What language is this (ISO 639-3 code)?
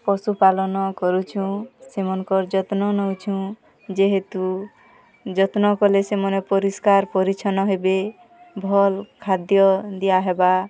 ori